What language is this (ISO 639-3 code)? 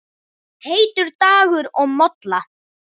isl